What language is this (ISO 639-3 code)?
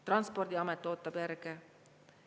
est